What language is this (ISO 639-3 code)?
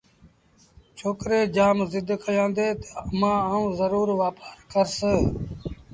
sbn